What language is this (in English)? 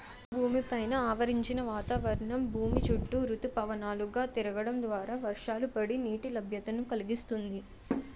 Telugu